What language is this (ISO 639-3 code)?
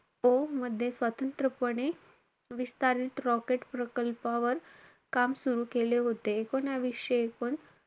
mar